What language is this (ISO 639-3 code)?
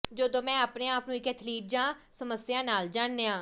pan